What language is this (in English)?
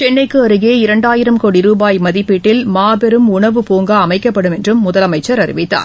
Tamil